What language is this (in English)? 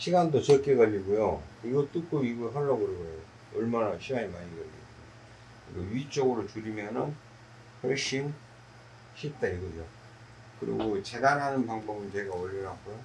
Korean